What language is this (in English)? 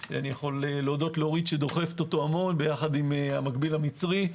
Hebrew